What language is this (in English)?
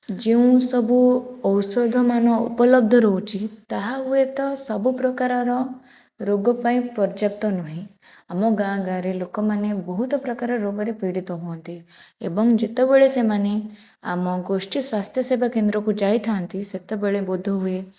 Odia